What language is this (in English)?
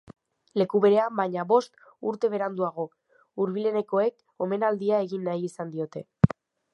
Basque